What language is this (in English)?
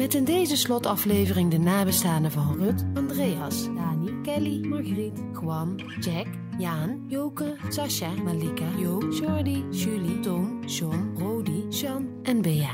Dutch